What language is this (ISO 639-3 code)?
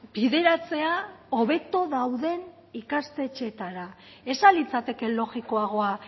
eus